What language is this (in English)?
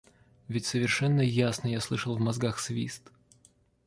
Russian